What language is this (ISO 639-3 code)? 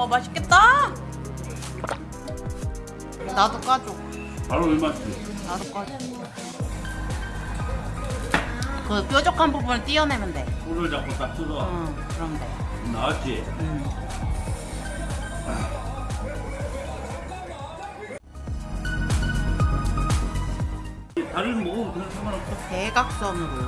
kor